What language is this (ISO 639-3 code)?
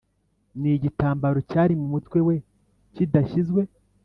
kin